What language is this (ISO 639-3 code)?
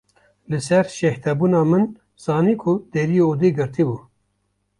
kur